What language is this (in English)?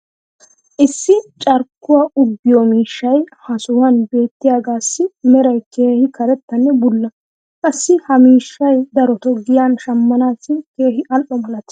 Wolaytta